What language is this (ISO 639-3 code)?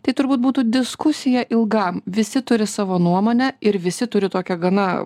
lit